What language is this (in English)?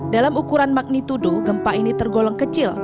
Indonesian